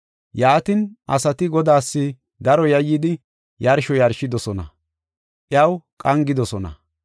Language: Gofa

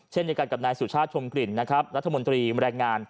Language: Thai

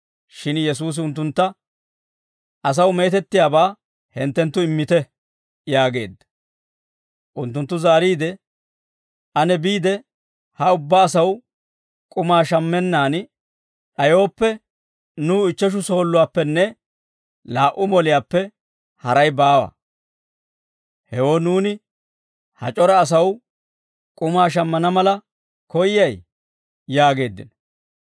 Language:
Dawro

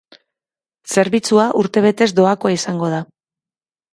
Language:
Basque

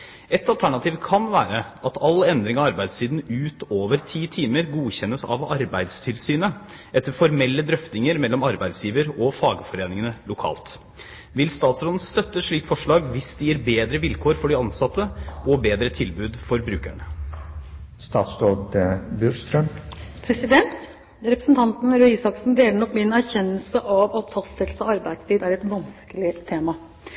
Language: Norwegian Bokmål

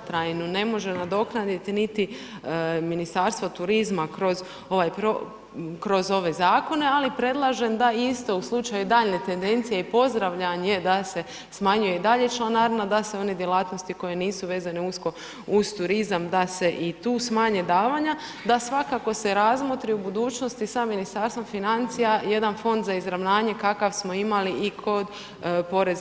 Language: Croatian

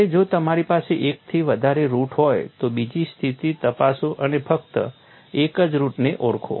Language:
Gujarati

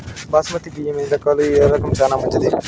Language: Telugu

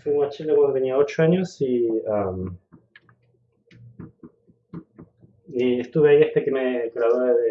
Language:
Spanish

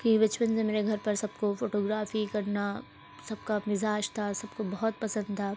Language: Urdu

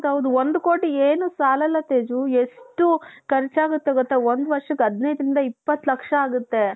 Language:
Kannada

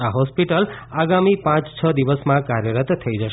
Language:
Gujarati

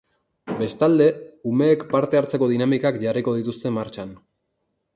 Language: Basque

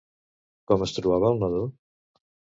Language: Catalan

